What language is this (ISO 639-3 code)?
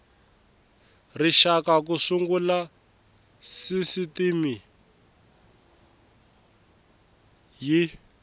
tso